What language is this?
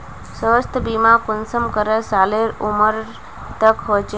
Magahi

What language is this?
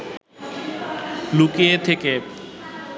Bangla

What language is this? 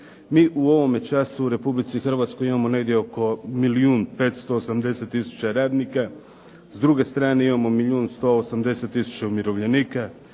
Croatian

